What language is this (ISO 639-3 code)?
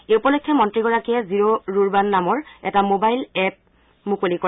asm